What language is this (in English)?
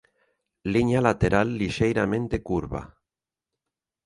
Galician